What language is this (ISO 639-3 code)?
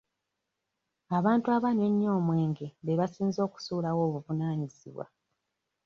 lug